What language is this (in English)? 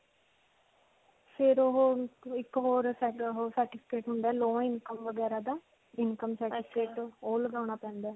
Punjabi